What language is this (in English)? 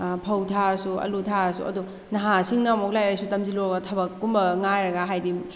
Manipuri